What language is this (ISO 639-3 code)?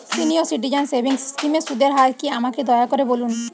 ben